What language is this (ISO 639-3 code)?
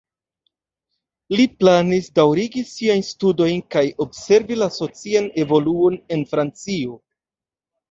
epo